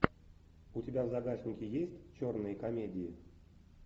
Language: Russian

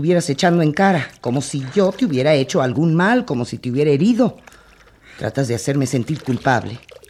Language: Spanish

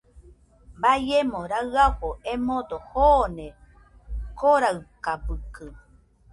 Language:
Nüpode Huitoto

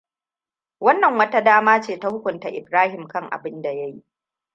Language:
Hausa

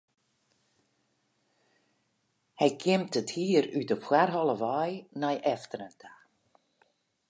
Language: Western Frisian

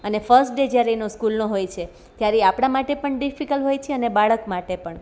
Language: Gujarati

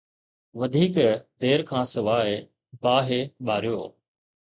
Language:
Sindhi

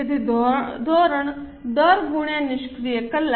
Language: Gujarati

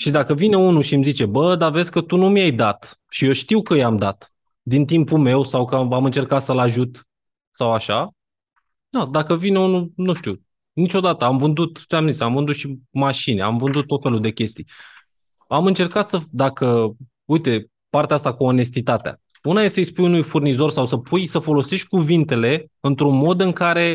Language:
Romanian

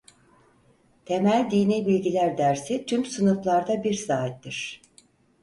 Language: Turkish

